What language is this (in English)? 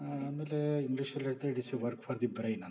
Kannada